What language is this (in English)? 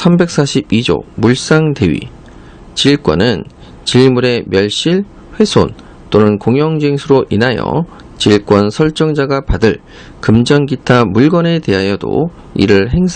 Korean